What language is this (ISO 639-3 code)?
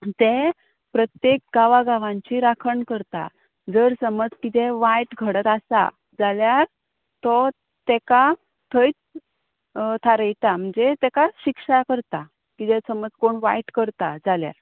kok